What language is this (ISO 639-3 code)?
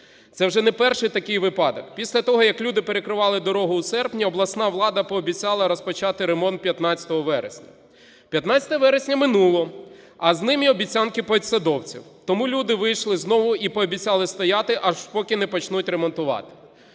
ukr